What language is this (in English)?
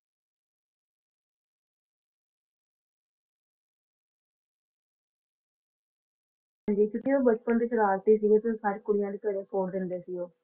Punjabi